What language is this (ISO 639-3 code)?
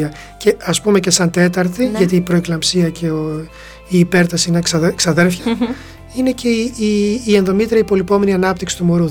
ell